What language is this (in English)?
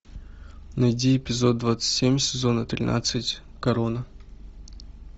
Russian